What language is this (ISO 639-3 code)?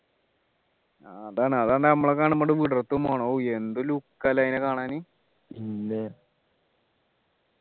mal